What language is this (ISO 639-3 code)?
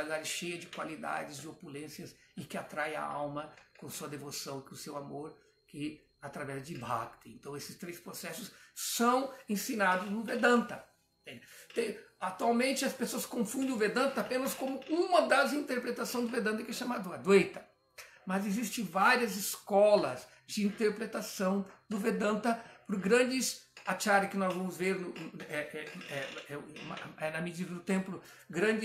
por